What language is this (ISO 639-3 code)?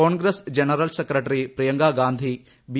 mal